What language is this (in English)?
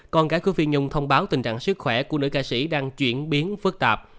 Vietnamese